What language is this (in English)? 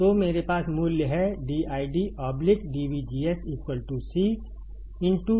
Hindi